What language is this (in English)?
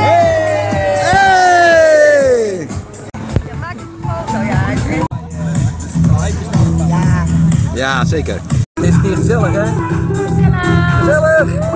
Dutch